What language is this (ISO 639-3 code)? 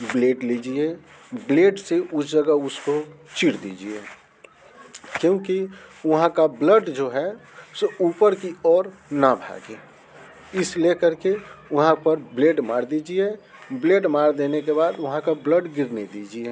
hin